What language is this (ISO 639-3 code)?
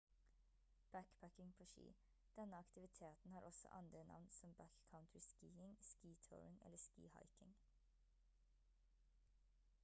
nob